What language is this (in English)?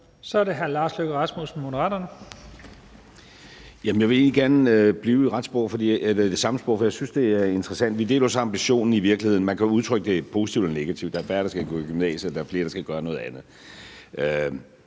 Danish